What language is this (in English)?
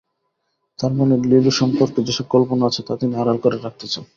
Bangla